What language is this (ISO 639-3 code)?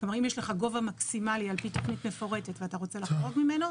heb